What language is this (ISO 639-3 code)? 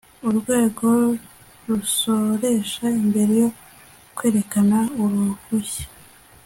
kin